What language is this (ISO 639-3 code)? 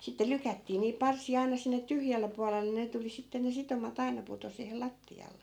fin